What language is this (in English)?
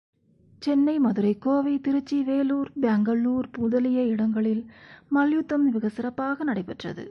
Tamil